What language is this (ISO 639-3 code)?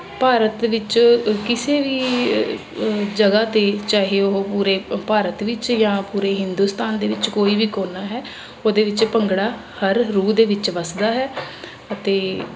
pan